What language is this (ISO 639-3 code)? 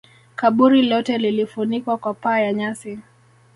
swa